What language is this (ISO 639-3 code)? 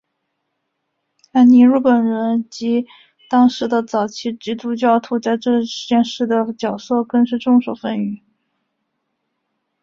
zho